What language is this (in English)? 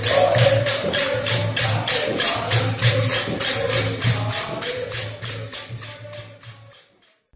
Tamil